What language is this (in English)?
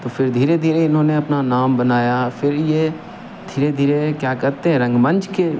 Hindi